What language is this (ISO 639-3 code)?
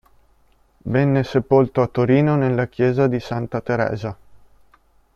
ita